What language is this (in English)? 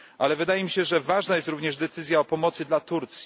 Polish